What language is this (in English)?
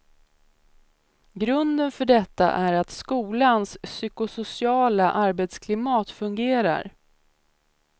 Swedish